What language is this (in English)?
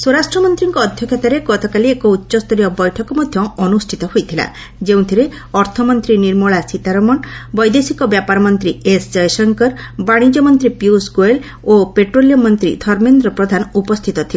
Odia